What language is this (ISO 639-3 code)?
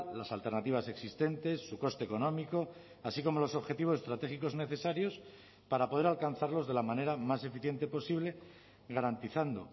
spa